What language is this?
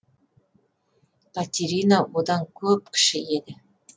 Kazakh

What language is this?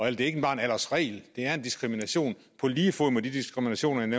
Danish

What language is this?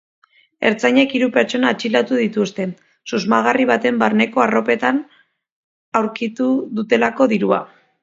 Basque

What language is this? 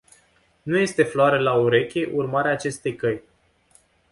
Romanian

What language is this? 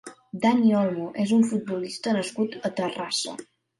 Catalan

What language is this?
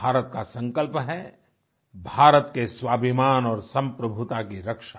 Hindi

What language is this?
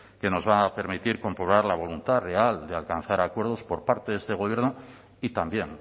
Spanish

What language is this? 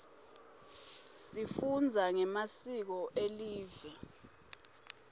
Swati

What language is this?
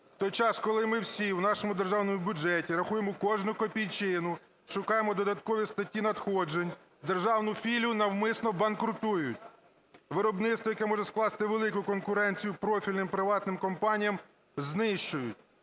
Ukrainian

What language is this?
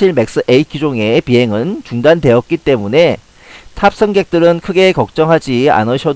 Korean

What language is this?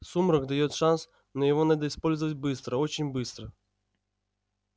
Russian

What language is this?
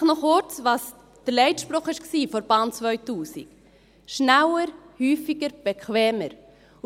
Swiss German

